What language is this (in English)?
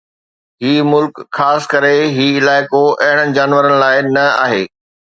Sindhi